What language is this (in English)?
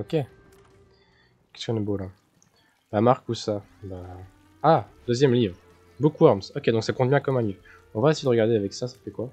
French